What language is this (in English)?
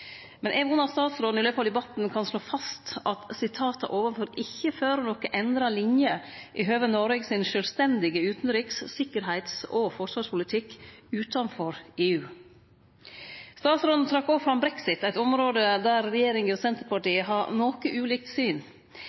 Norwegian Nynorsk